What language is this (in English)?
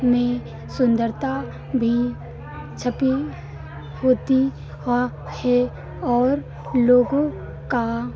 Hindi